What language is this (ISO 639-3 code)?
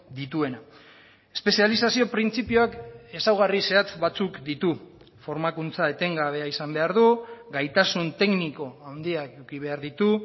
eus